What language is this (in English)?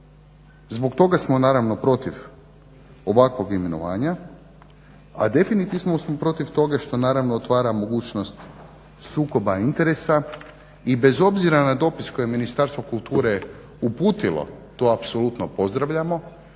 Croatian